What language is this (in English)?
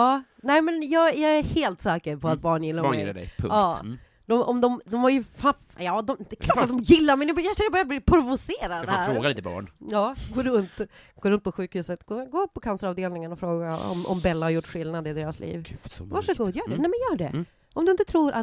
Swedish